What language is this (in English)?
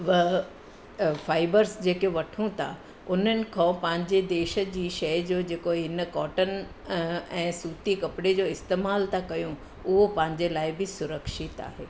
Sindhi